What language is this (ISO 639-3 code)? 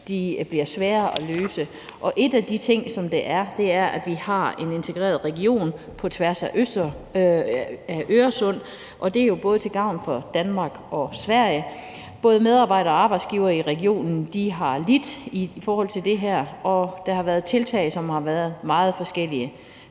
dan